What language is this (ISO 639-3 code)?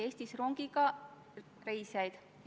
est